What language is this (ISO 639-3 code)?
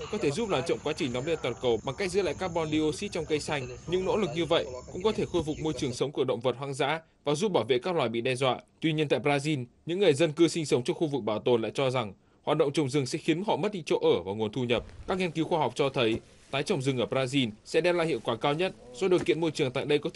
vie